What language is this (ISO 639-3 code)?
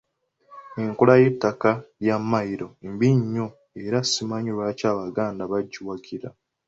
lug